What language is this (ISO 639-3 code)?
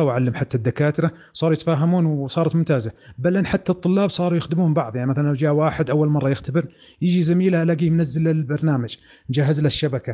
ara